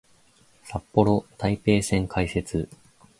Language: Japanese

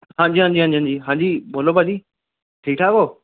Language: Punjabi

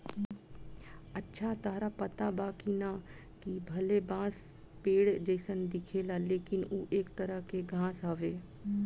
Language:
Bhojpuri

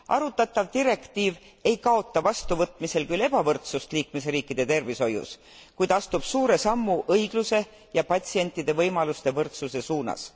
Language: Estonian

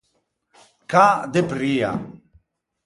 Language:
Ligurian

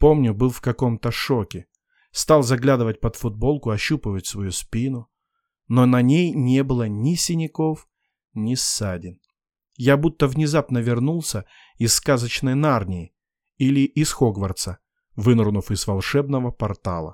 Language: Russian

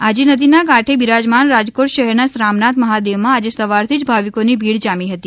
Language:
Gujarati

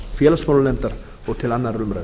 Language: Icelandic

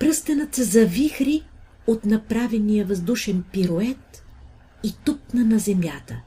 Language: Bulgarian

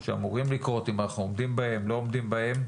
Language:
Hebrew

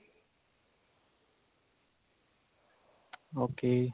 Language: Punjabi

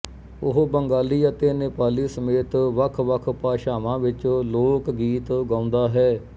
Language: Punjabi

